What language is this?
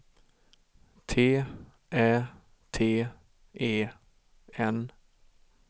Swedish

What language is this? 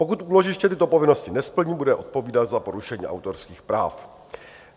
Czech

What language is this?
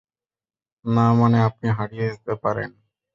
Bangla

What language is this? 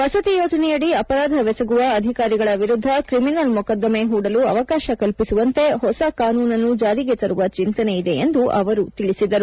Kannada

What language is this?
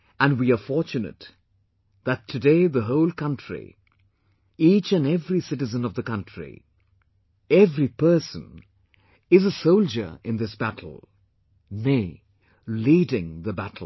English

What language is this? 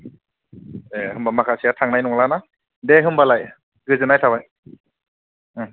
Bodo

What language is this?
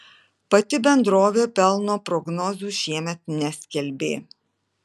Lithuanian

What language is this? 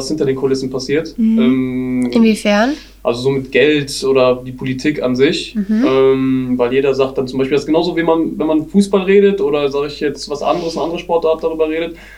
German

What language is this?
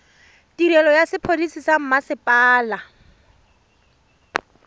Tswana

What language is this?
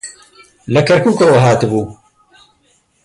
Central Kurdish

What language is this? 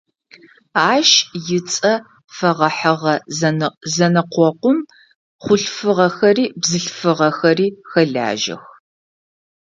Adyghe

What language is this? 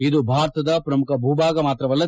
Kannada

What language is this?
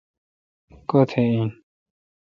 Kalkoti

